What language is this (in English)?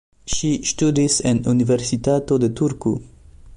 Esperanto